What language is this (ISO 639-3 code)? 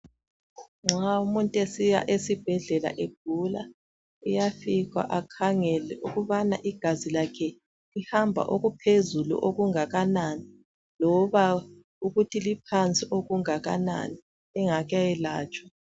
nde